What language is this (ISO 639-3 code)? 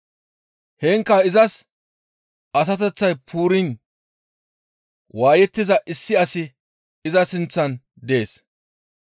gmv